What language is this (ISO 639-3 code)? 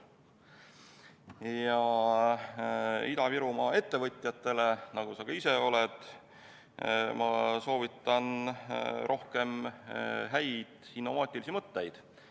est